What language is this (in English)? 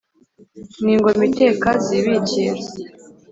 Kinyarwanda